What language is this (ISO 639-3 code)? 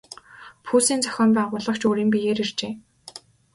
mon